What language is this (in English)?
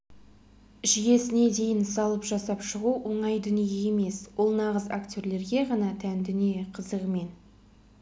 Kazakh